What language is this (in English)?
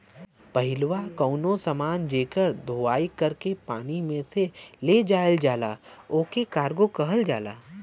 Bhojpuri